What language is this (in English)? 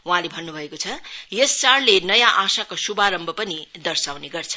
Nepali